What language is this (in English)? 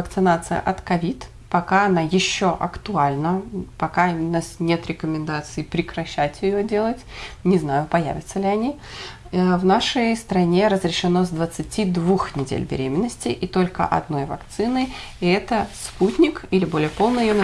Russian